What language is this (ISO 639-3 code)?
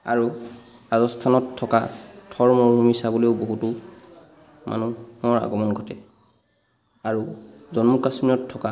asm